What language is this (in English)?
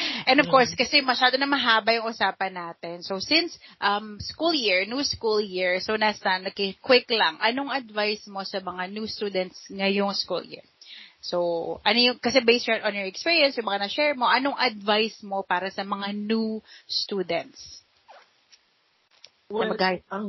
Filipino